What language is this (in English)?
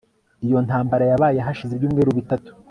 Kinyarwanda